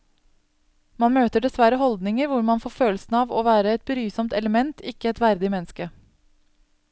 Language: Norwegian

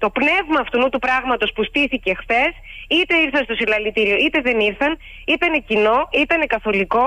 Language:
Greek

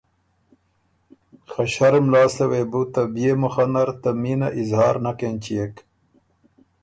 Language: Ormuri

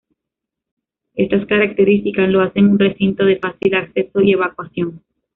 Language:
Spanish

